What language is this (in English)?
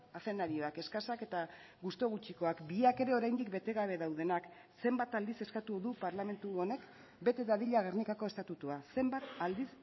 Basque